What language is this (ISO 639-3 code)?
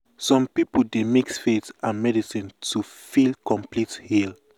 pcm